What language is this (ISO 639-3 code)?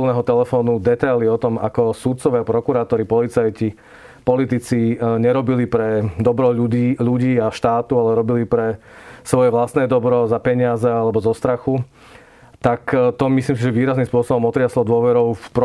slk